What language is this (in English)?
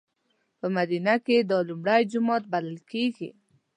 Pashto